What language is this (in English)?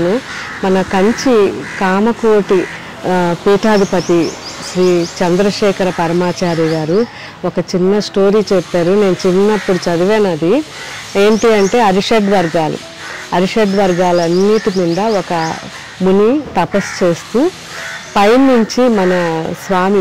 Telugu